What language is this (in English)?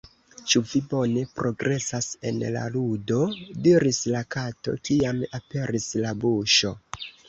Esperanto